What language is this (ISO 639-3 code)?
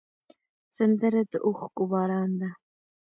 pus